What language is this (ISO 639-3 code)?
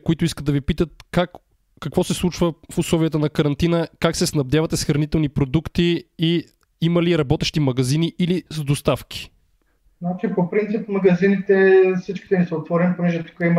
bul